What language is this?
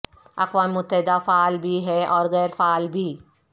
Urdu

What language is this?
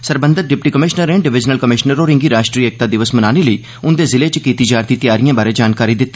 Dogri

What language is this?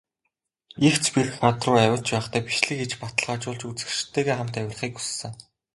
Mongolian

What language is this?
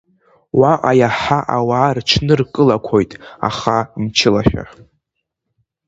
Abkhazian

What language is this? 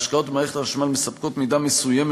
Hebrew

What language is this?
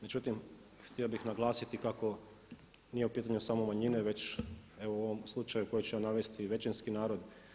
Croatian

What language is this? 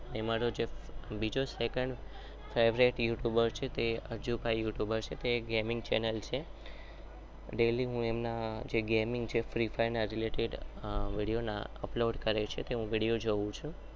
Gujarati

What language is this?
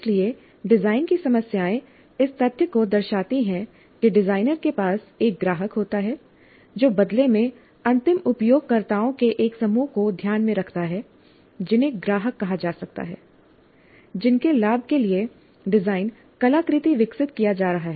Hindi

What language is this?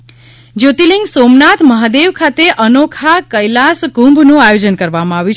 Gujarati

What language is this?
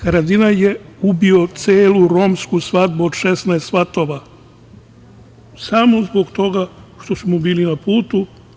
Serbian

